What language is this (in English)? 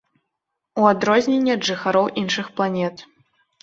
Belarusian